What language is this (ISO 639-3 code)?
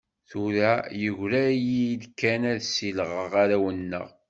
kab